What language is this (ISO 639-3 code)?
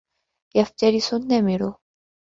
ara